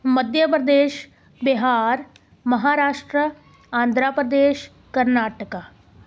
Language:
Punjabi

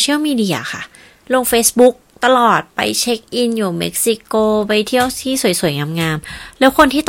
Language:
Thai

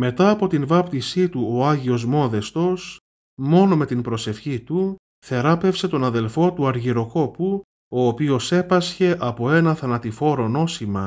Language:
Greek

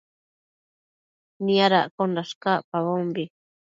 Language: Matsés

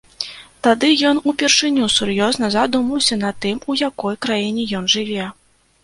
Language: Belarusian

